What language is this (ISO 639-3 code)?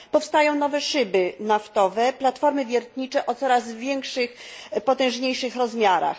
pol